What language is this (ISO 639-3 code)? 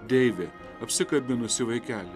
lit